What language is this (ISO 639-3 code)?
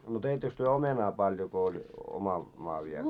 fin